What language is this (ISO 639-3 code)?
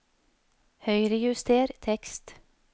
nor